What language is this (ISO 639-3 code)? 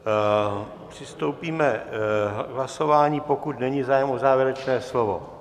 ces